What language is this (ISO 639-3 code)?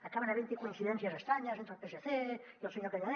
cat